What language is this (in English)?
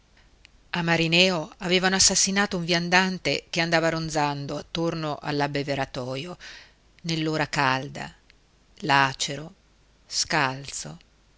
Italian